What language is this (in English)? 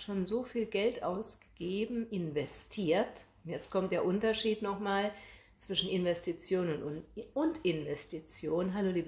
German